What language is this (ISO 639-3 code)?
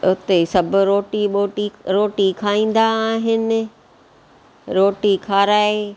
snd